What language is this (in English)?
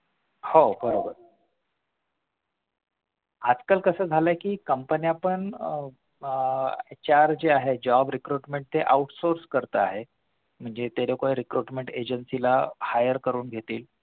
Marathi